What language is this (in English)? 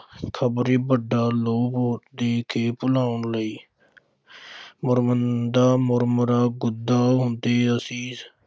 Punjabi